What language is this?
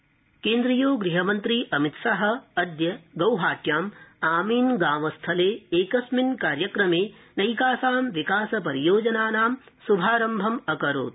Sanskrit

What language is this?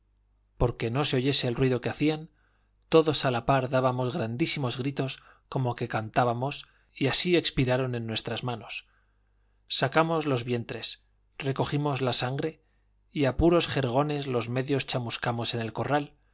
Spanish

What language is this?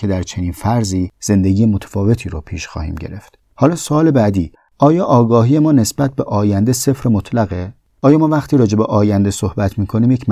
Persian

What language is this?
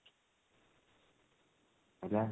Odia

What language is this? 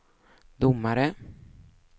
Swedish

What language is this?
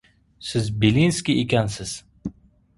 Uzbek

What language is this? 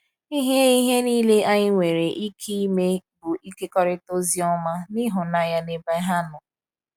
Igbo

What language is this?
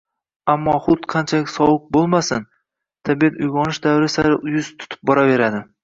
Uzbek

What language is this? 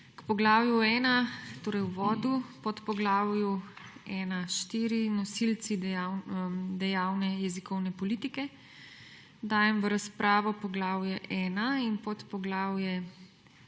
Slovenian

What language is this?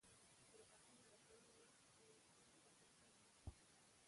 Pashto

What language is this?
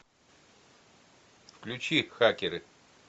Russian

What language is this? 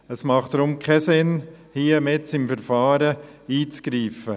Swiss German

